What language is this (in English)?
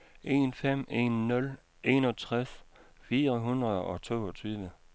Danish